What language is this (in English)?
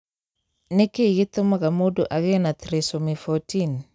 Kikuyu